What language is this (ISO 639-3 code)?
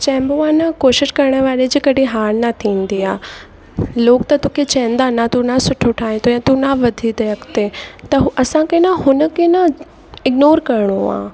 snd